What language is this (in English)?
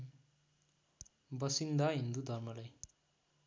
Nepali